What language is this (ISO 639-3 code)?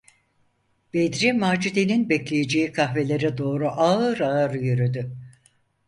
tur